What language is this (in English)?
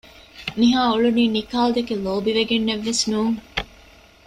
Divehi